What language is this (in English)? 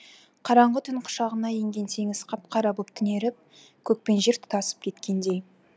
Kazakh